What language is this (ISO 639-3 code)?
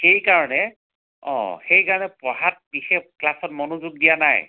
asm